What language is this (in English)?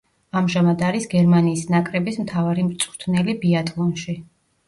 Georgian